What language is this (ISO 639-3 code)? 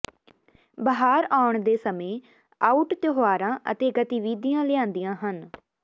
pan